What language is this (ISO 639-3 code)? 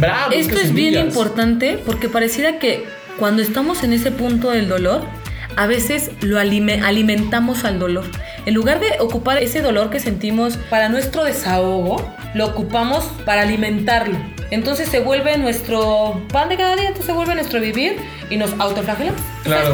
spa